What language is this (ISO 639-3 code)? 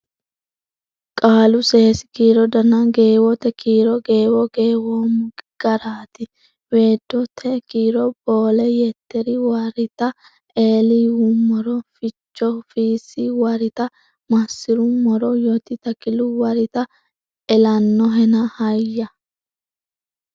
sid